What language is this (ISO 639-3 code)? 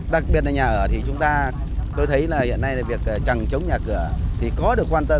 vie